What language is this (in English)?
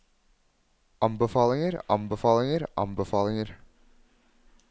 Norwegian